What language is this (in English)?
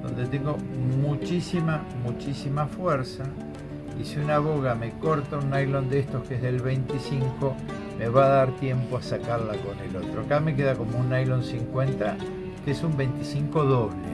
Spanish